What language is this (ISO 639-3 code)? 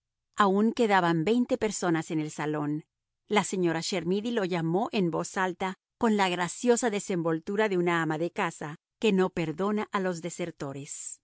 spa